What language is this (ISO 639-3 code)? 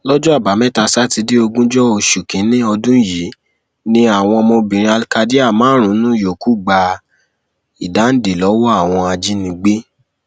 yor